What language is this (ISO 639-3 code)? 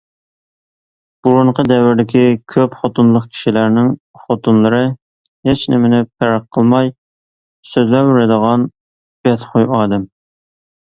uig